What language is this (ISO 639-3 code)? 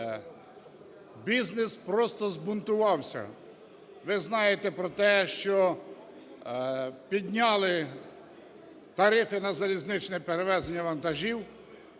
ukr